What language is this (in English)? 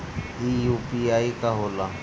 Bhojpuri